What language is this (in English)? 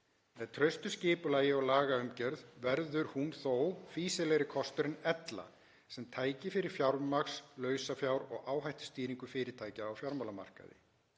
Icelandic